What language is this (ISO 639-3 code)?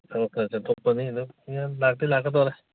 mni